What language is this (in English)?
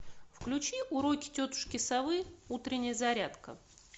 Russian